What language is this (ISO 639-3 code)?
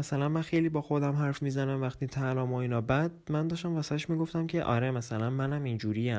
fas